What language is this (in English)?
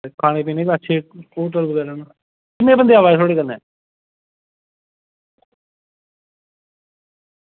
Dogri